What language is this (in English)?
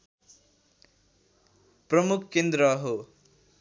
Nepali